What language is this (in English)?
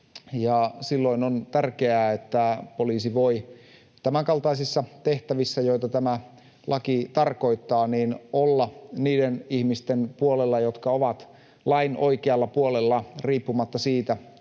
Finnish